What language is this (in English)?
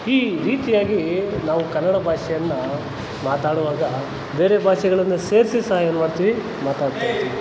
Kannada